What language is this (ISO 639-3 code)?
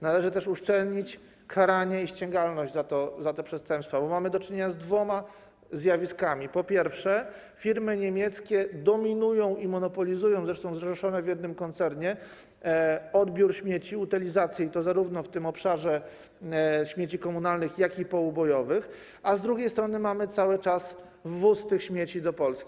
pol